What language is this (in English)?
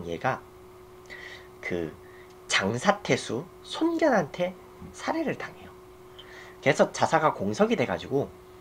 Korean